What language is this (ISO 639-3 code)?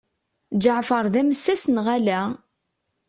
kab